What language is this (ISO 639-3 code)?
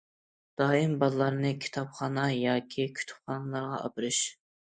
uig